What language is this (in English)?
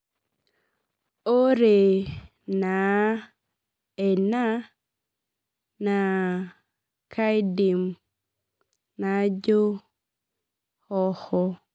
Masai